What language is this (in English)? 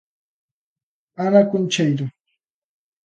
Galician